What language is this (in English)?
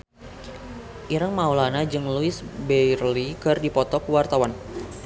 Sundanese